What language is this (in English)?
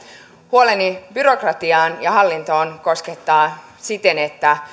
Finnish